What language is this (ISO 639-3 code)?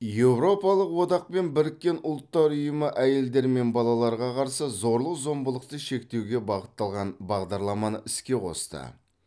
kaz